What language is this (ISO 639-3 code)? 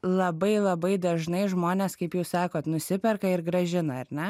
lit